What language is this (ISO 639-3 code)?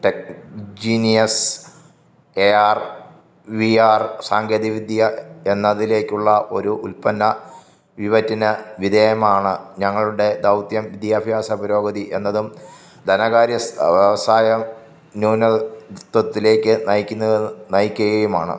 mal